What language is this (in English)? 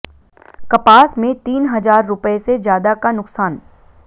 Hindi